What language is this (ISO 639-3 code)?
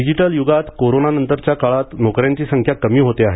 mar